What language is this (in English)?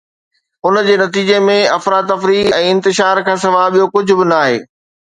Sindhi